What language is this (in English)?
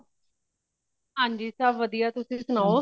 Punjabi